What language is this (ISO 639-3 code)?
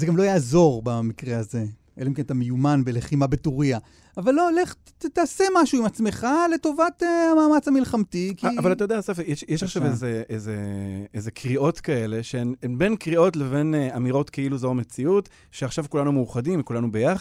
heb